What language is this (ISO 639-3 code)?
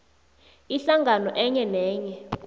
nbl